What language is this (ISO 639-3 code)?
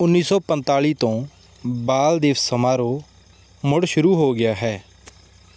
pan